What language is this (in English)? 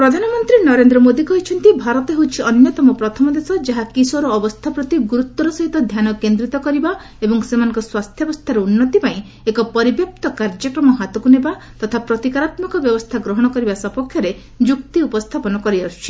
Odia